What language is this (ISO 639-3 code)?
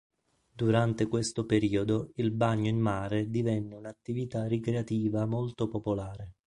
ita